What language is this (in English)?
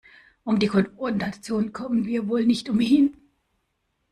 German